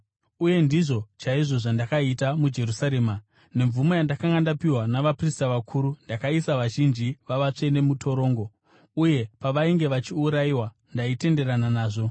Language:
Shona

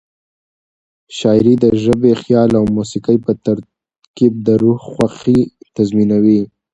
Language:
Pashto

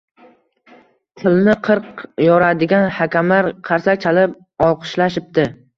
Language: Uzbek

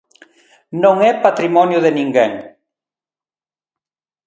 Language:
Galician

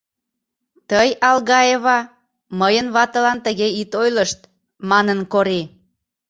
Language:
Mari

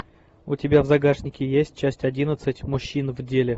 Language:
Russian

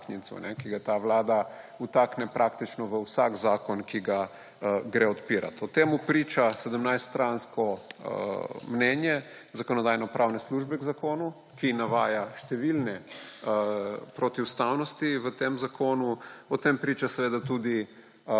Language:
Slovenian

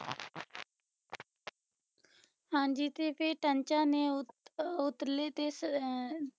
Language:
Punjabi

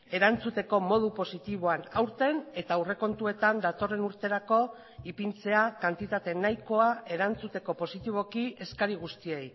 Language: Basque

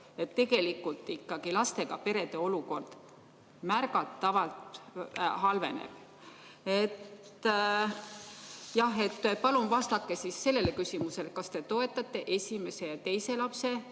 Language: Estonian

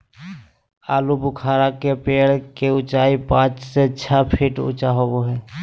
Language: Magahi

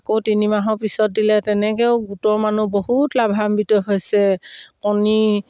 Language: Assamese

